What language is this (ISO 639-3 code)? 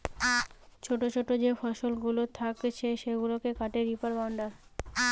ben